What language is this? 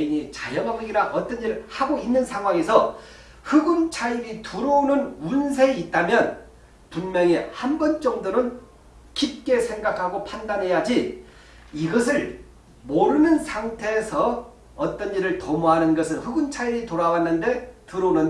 Korean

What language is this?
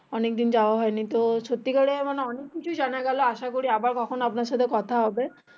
Bangla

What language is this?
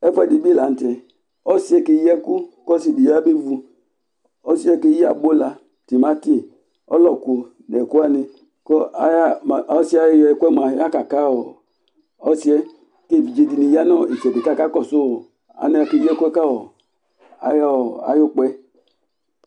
Ikposo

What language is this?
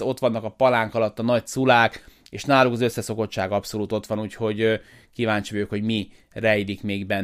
Hungarian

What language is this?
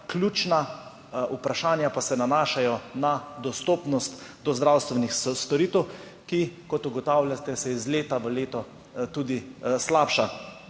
Slovenian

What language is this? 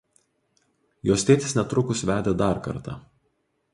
Lithuanian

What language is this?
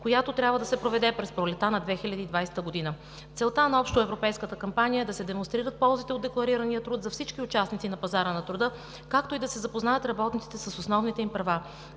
Bulgarian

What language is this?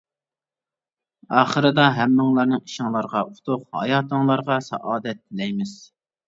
Uyghur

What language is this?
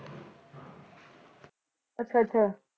Punjabi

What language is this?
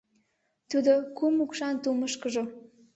Mari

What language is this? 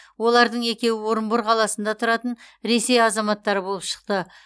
Kazakh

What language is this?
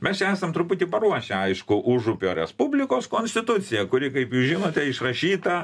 Lithuanian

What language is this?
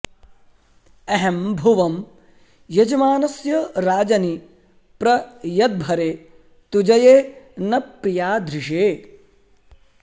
Sanskrit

